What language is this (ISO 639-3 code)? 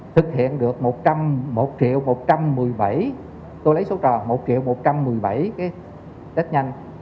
vie